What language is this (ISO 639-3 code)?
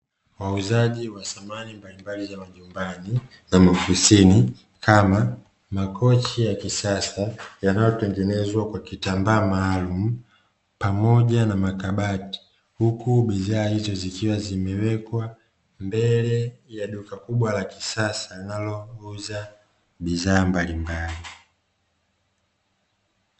swa